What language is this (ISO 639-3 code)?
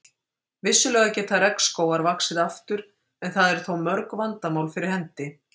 isl